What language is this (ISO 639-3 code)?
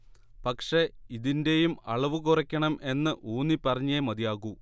mal